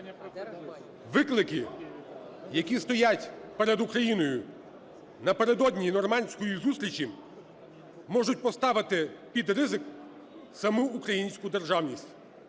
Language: Ukrainian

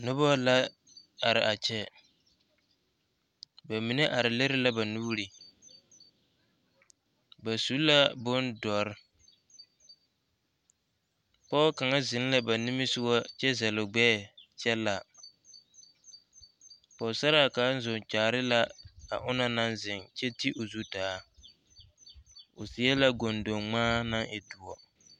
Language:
Southern Dagaare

